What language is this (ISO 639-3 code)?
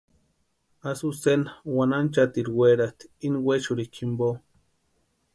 pua